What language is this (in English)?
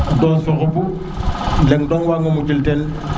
Serer